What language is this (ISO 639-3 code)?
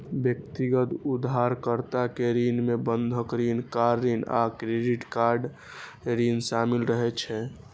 mai